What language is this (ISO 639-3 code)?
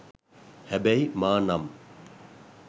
sin